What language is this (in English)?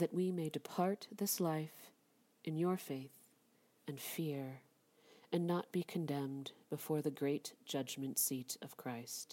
English